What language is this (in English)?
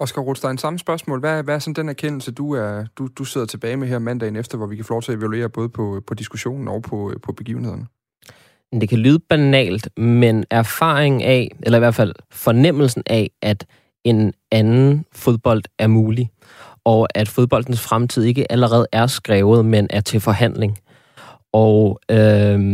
Danish